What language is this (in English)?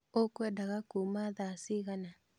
Kikuyu